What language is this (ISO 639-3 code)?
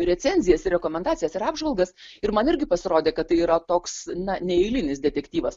lit